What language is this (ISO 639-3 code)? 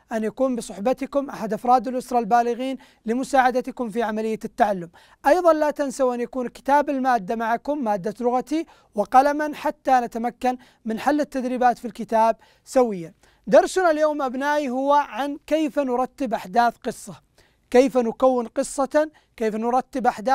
ara